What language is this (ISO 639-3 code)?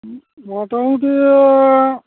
sat